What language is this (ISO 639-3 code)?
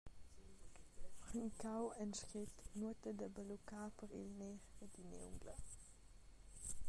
roh